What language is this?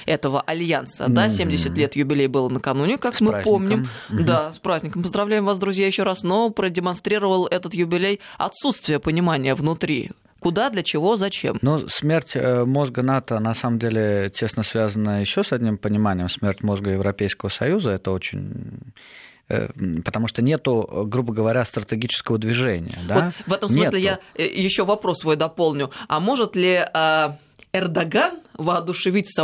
Russian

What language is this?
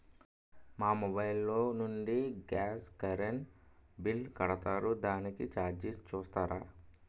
Telugu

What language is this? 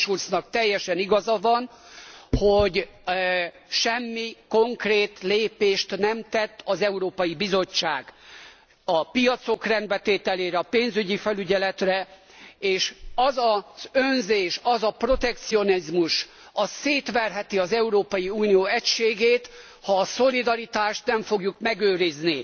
Hungarian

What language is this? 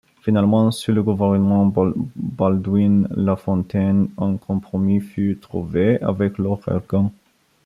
French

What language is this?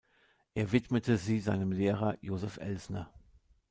German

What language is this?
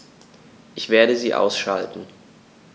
German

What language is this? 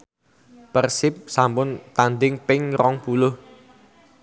Javanese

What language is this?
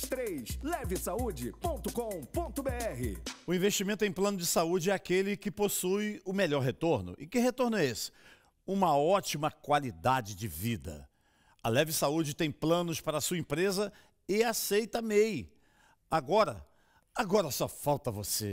Portuguese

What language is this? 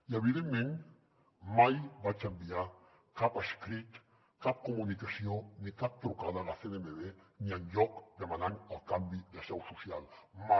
Catalan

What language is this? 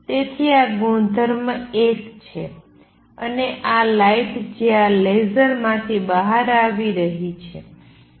Gujarati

